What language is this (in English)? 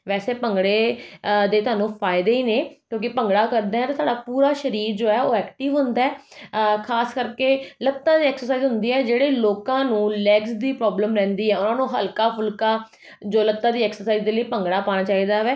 Punjabi